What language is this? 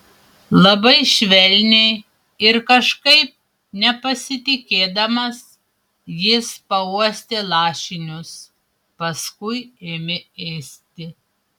Lithuanian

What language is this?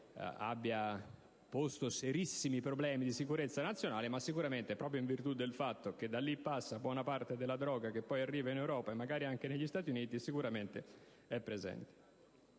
Italian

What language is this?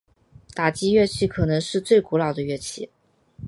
Chinese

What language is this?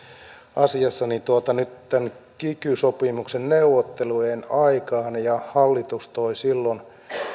Finnish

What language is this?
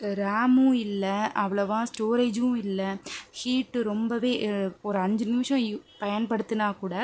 Tamil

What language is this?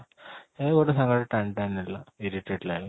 Odia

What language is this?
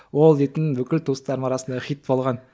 Kazakh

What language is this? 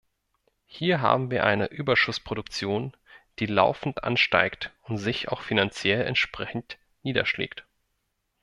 German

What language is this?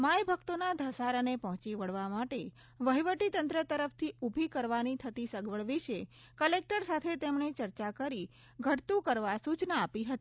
Gujarati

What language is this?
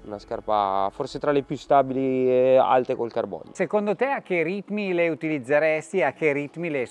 Italian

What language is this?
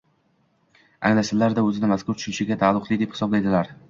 Uzbek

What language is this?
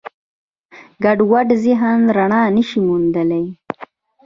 Pashto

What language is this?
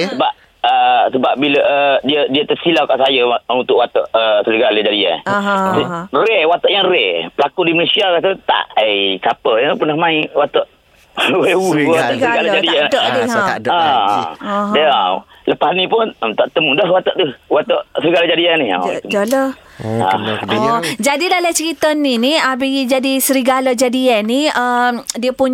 Malay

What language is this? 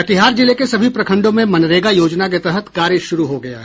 Hindi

